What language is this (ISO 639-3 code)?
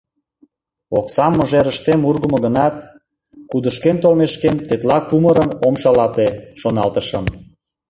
chm